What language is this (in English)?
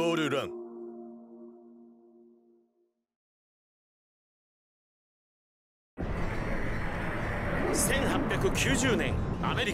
Japanese